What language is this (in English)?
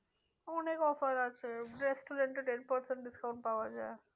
Bangla